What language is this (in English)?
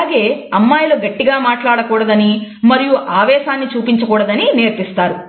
Telugu